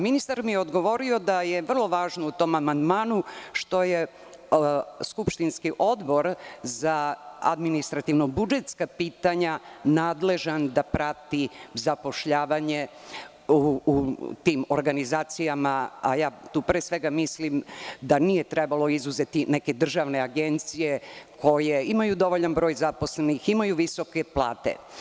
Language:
Serbian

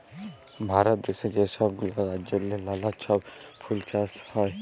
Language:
Bangla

